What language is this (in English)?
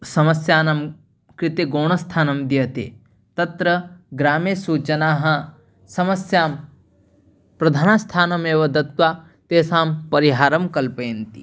Sanskrit